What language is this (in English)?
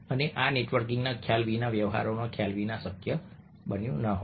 Gujarati